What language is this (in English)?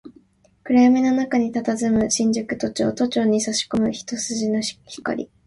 Japanese